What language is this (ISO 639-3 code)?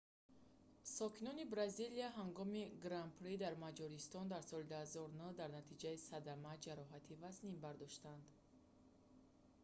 tgk